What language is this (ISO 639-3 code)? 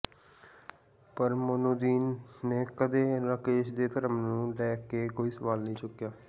pan